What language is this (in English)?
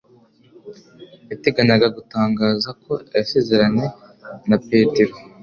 Kinyarwanda